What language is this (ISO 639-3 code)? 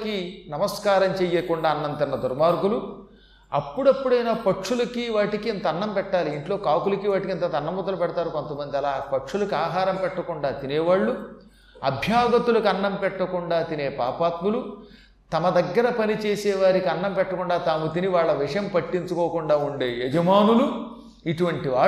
tel